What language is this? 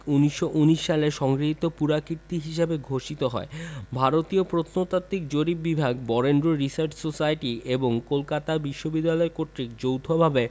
Bangla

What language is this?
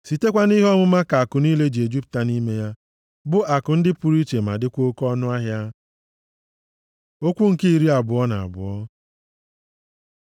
Igbo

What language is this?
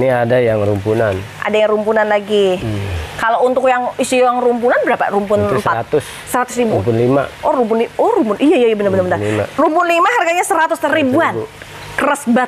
Indonesian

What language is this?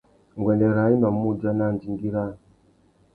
Tuki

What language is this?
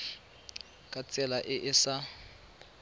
Tswana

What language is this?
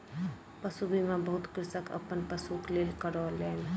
Maithili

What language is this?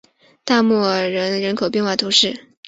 Chinese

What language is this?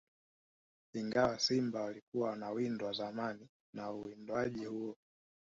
Swahili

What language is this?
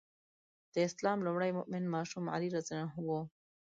Pashto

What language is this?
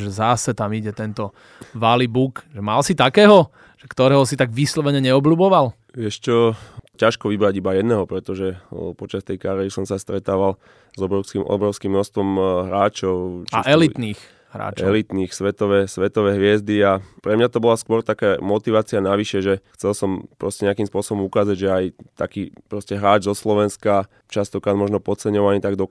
Slovak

